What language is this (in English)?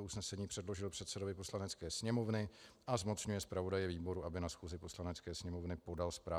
Czech